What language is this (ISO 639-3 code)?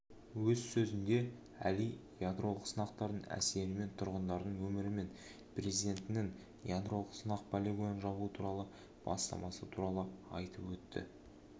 kaz